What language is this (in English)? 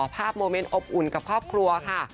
Thai